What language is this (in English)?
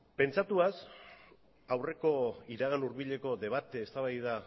Basque